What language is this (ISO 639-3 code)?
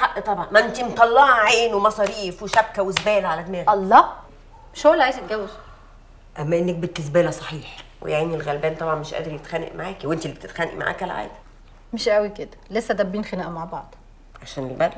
ara